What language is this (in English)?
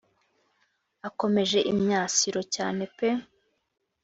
Kinyarwanda